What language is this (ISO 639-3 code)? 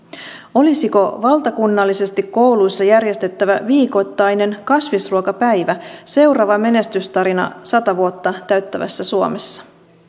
fin